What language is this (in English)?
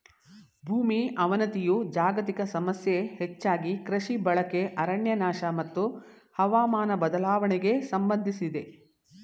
Kannada